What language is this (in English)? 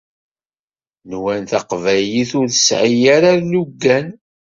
Kabyle